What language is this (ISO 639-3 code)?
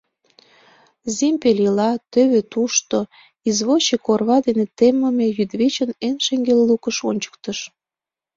chm